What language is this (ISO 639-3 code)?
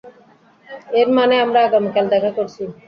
ben